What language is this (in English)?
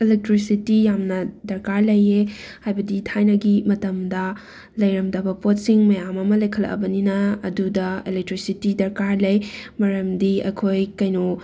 Manipuri